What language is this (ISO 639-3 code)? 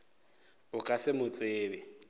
nso